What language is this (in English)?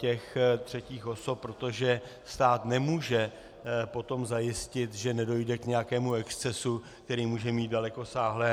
Czech